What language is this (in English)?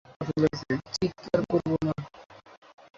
Bangla